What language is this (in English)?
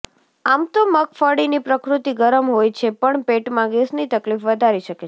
Gujarati